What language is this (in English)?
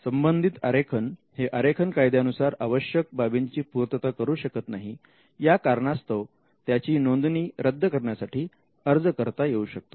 Marathi